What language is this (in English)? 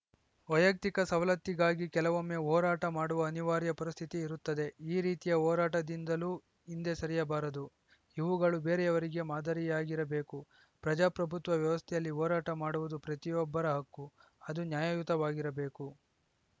Kannada